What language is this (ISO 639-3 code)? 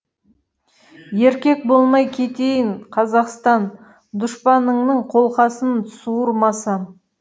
kaz